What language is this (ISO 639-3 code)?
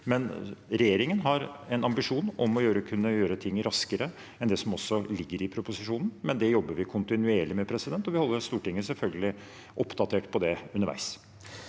nor